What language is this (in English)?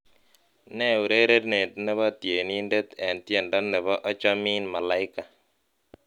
Kalenjin